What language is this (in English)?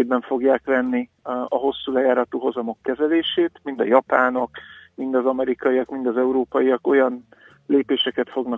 Hungarian